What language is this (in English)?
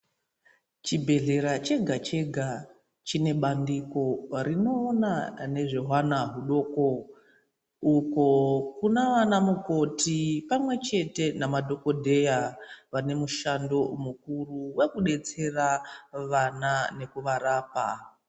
Ndau